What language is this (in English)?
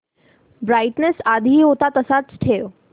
Marathi